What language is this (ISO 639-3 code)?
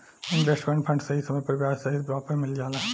bho